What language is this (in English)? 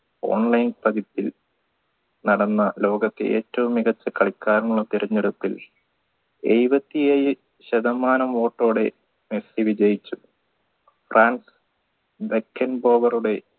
Malayalam